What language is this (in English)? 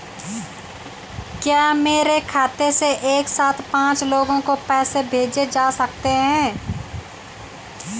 Hindi